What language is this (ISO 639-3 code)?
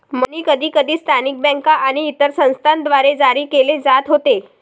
mar